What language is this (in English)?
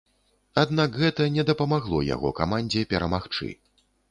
Belarusian